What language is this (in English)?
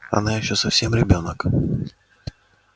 Russian